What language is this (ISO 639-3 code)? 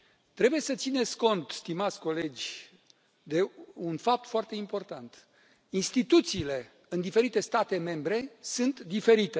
ron